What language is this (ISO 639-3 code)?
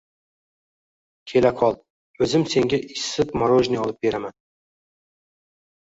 uzb